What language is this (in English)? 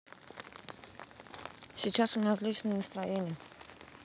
Russian